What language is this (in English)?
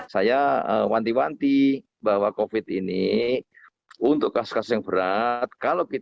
Indonesian